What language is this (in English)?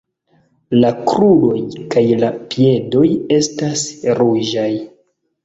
Esperanto